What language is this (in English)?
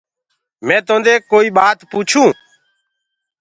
Gurgula